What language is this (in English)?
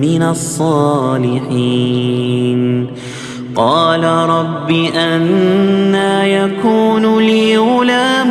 Arabic